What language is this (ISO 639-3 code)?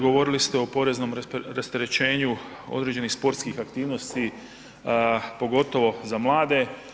hrv